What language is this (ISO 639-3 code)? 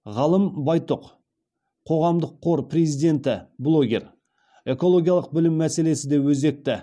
kaz